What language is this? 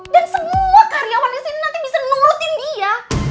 Indonesian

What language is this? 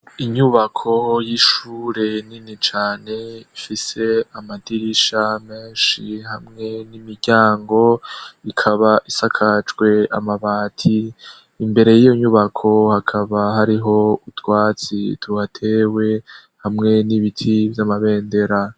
Rundi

